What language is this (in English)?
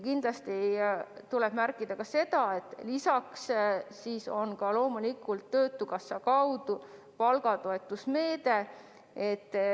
Estonian